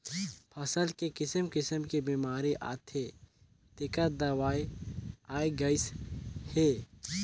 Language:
Chhattisgarhi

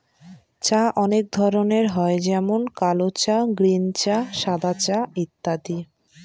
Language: Bangla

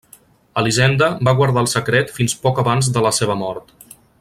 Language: Catalan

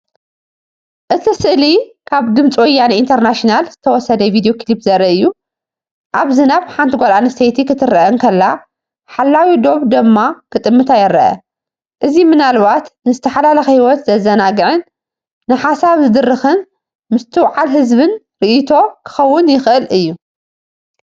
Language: Tigrinya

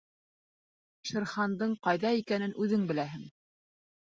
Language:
Bashkir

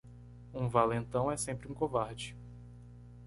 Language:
Portuguese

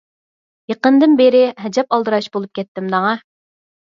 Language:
Uyghur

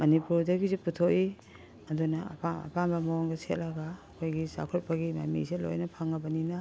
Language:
Manipuri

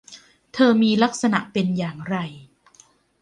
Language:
Thai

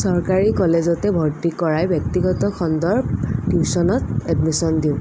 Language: Assamese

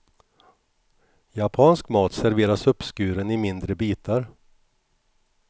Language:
Swedish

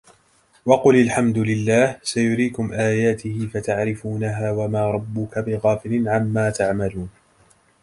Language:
Arabic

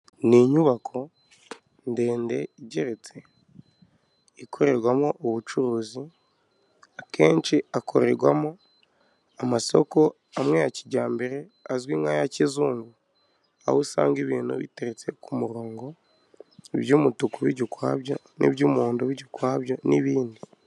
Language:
Kinyarwanda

